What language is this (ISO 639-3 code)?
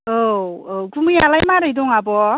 brx